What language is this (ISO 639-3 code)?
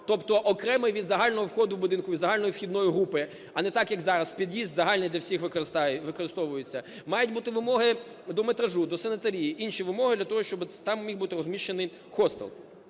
ukr